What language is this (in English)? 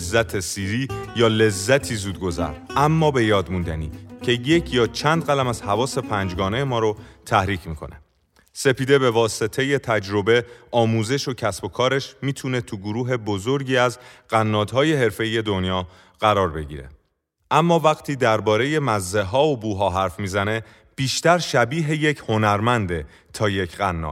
Persian